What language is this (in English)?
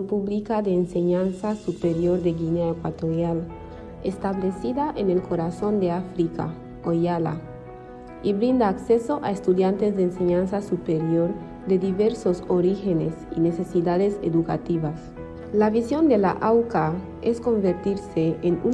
Spanish